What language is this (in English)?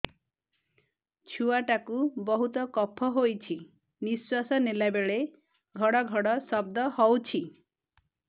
Odia